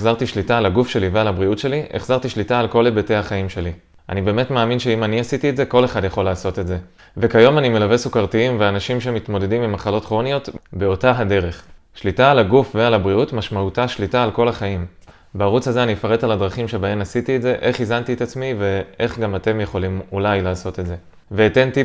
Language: Hebrew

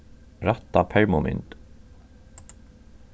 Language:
Faroese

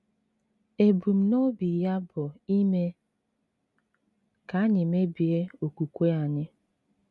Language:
Igbo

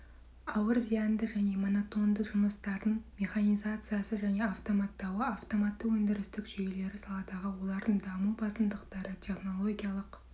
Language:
Kazakh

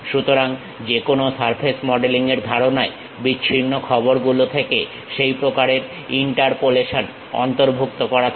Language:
Bangla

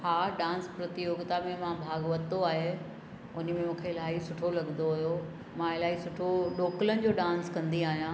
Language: Sindhi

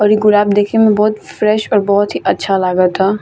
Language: Bhojpuri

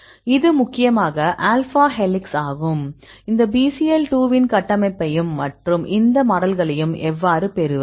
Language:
Tamil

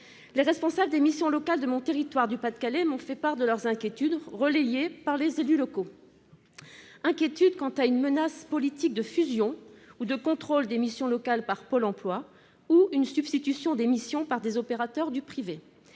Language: French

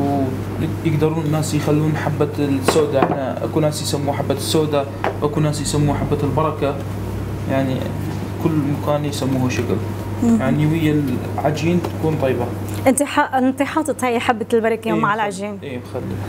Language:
Arabic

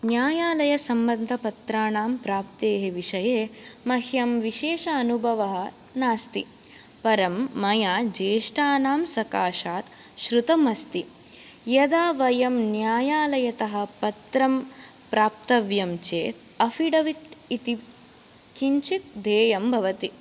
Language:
Sanskrit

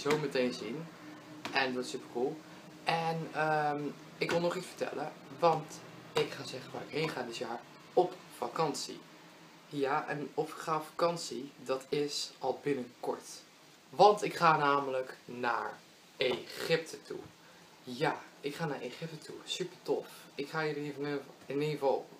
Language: Dutch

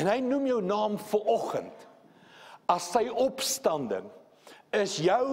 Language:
Dutch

